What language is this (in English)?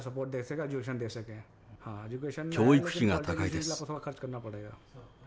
Japanese